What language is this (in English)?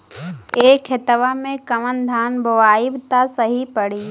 Bhojpuri